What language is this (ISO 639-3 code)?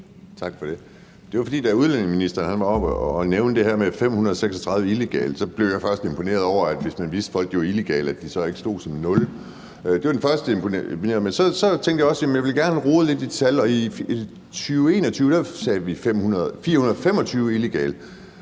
dan